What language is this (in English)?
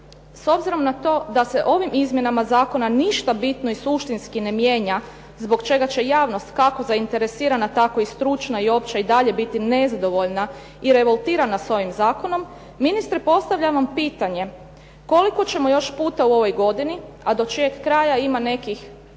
Croatian